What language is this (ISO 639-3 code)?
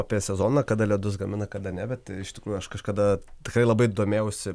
lit